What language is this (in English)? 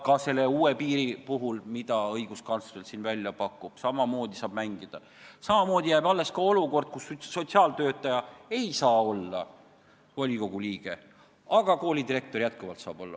Estonian